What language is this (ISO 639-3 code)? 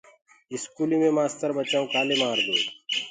ggg